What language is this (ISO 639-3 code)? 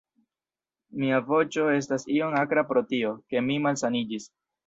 epo